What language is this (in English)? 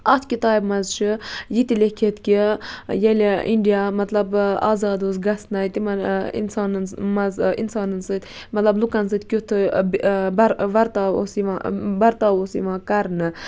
Kashmiri